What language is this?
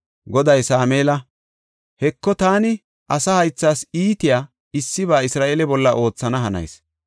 Gofa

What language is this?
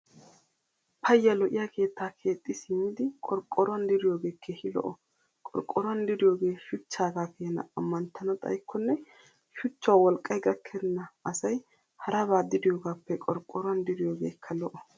Wolaytta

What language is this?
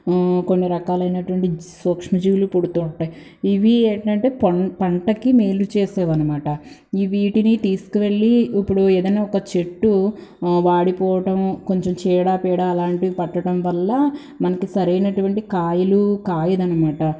Telugu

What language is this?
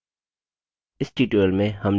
Hindi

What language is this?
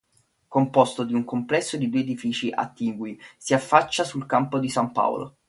Italian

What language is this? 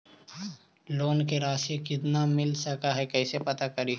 Magahi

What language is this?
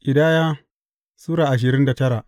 Hausa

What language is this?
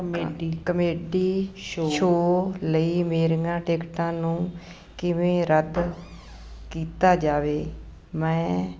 Punjabi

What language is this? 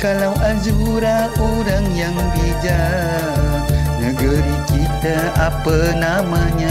Malay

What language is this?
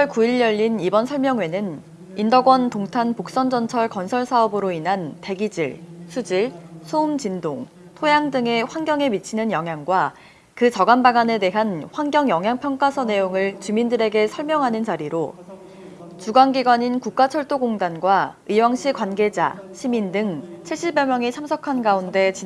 Korean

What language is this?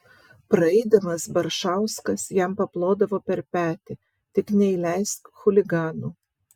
Lithuanian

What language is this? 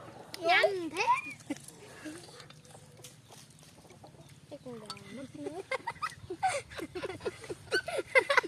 Vietnamese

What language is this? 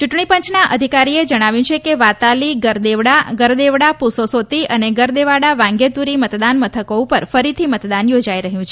Gujarati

